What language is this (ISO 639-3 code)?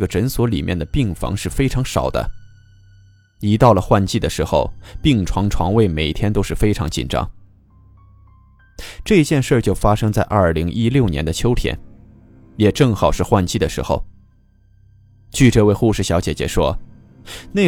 zho